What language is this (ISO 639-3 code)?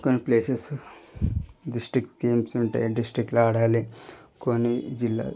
tel